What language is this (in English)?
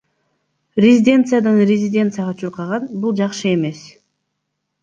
Kyrgyz